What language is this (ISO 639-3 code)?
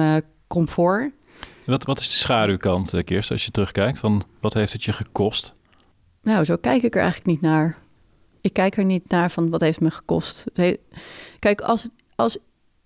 nld